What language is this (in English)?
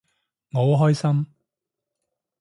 Cantonese